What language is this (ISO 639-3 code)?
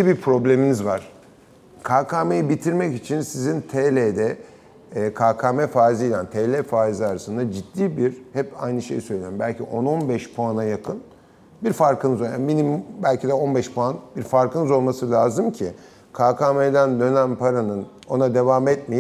tur